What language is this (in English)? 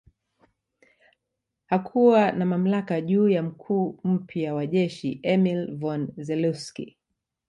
Swahili